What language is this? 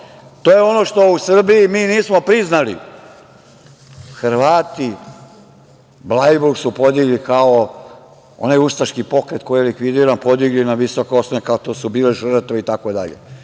Serbian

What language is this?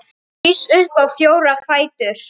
Icelandic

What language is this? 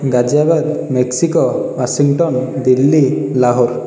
Odia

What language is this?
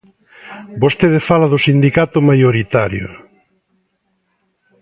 Galician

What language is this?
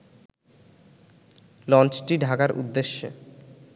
Bangla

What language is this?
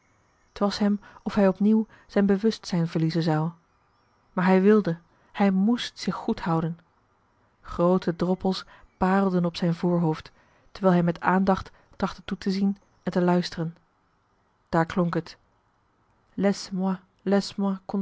Dutch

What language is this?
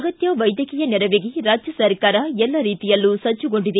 Kannada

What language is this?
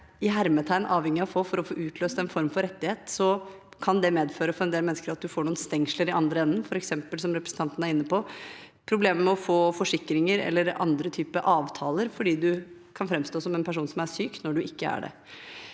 Norwegian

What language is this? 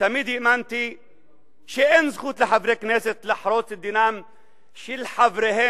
Hebrew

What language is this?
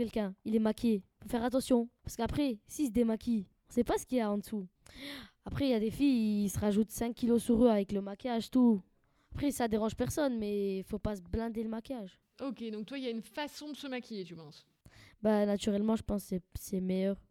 French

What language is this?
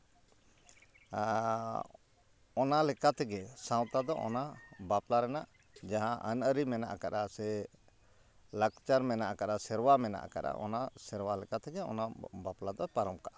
Santali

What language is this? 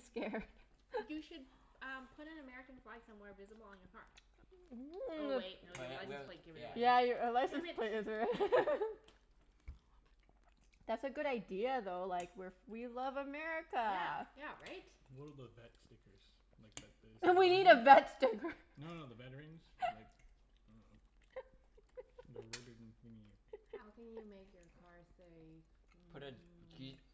English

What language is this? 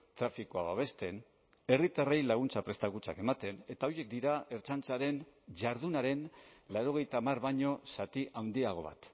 Basque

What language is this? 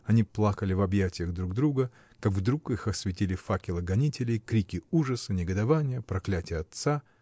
Russian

